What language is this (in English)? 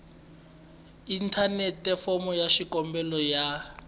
Tsonga